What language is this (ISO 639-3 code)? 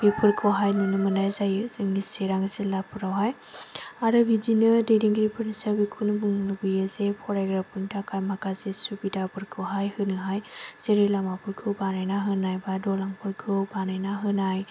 brx